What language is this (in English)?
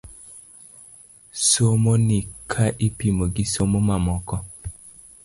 Luo (Kenya and Tanzania)